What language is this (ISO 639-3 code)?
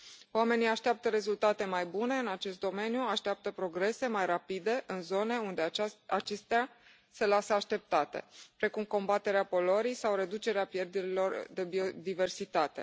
ron